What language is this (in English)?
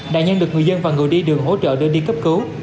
Vietnamese